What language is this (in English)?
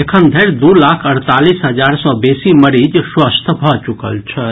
Maithili